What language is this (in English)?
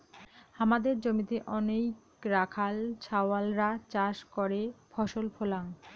Bangla